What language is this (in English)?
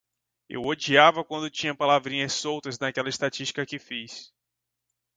Portuguese